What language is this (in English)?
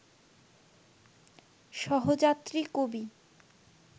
Bangla